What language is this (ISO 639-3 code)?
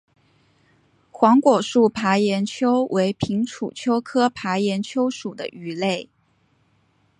zho